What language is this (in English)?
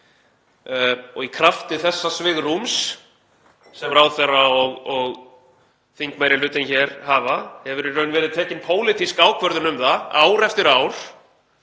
Icelandic